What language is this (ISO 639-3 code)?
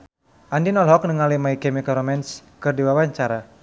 sun